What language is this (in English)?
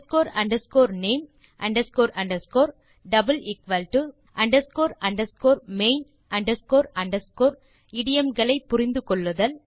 Tamil